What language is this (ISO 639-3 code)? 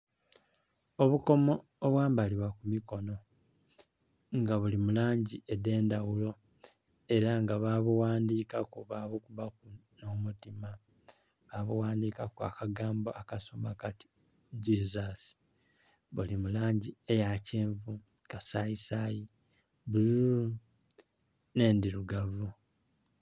xog